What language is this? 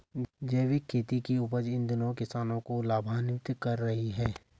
Hindi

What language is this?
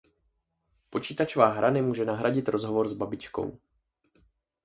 Czech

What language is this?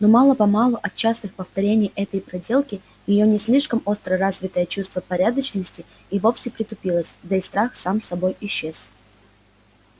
Russian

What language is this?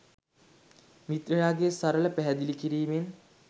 Sinhala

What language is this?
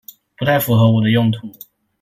Chinese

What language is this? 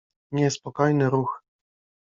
Polish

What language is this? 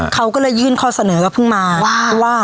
Thai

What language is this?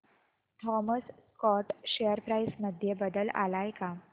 Marathi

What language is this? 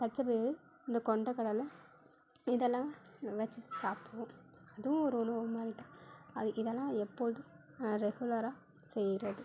Tamil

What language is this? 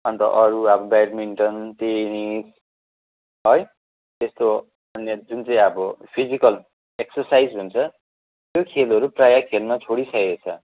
Nepali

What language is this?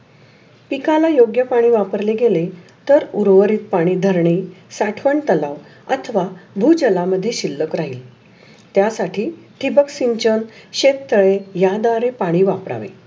Marathi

